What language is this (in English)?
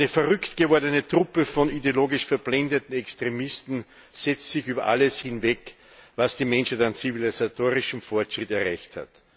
German